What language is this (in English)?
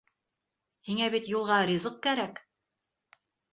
Bashkir